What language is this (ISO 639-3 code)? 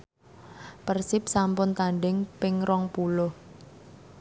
jav